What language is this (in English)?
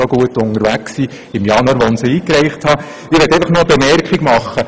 Swiss German